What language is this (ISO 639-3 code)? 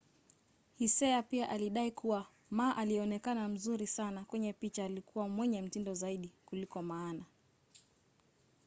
swa